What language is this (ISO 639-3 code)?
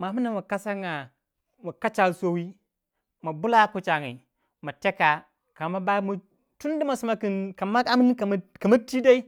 wja